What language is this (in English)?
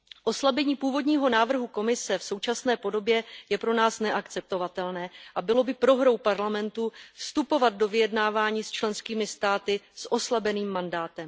Czech